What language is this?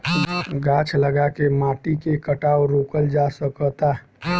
Bhojpuri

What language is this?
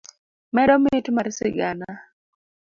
Luo (Kenya and Tanzania)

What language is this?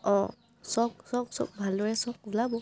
Assamese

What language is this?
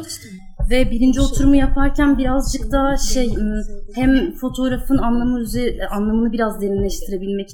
Turkish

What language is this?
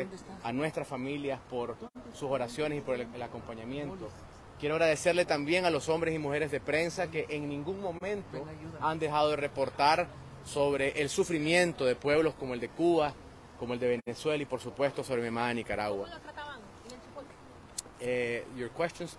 Spanish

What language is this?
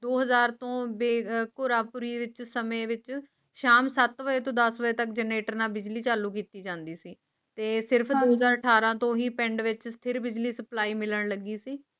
Punjabi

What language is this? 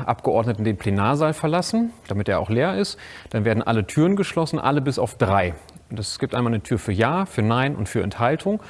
German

